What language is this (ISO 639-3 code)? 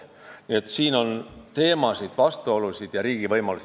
est